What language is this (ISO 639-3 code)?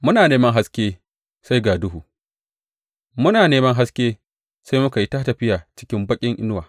hau